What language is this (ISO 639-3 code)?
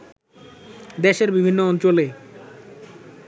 ben